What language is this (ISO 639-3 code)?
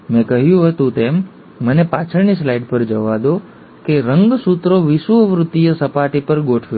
guj